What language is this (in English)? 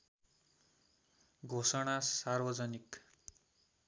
Nepali